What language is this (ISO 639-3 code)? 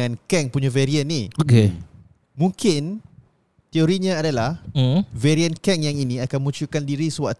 msa